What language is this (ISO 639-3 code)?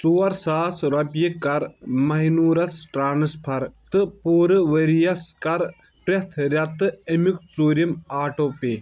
kas